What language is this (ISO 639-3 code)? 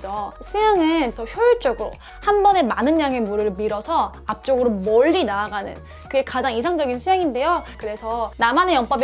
kor